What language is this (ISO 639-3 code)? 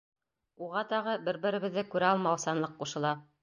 bak